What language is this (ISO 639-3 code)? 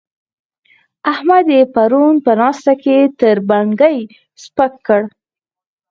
pus